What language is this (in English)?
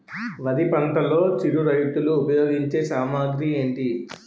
Telugu